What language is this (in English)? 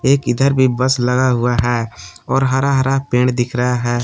Hindi